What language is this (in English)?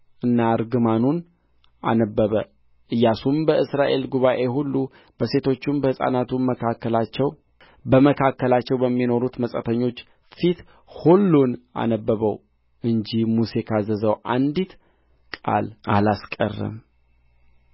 Amharic